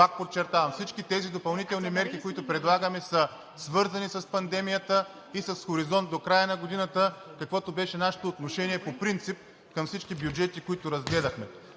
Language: Bulgarian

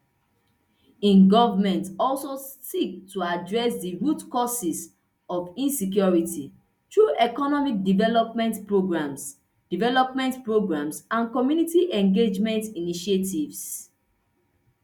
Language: Nigerian Pidgin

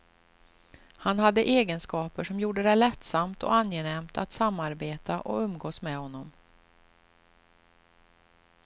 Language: Swedish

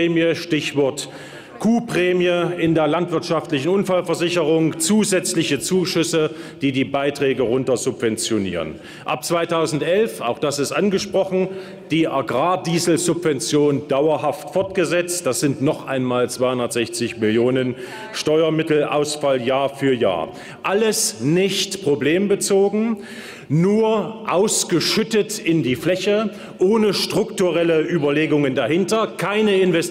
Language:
German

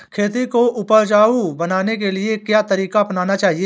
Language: Hindi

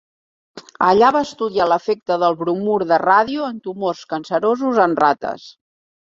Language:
Catalan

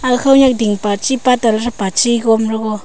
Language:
Wancho Naga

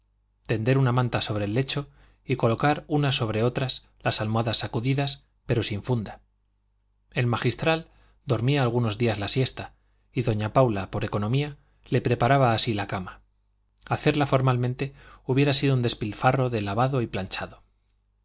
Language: Spanish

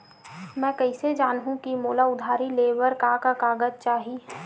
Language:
Chhattisgarhi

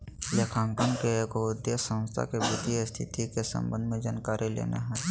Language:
Magahi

